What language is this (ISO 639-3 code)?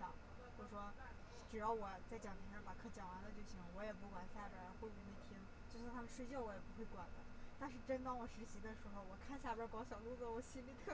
zho